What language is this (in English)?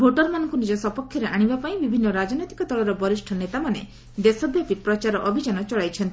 Odia